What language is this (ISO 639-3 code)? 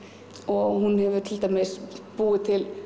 isl